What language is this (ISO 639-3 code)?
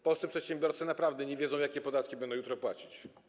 pol